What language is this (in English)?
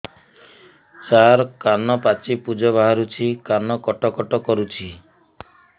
Odia